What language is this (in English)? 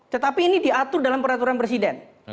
Indonesian